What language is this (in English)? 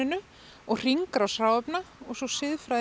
Icelandic